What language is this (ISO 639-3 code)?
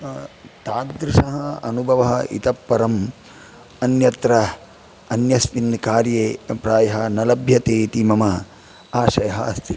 san